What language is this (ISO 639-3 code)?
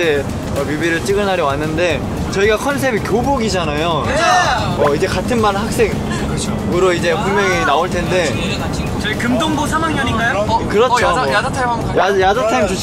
kor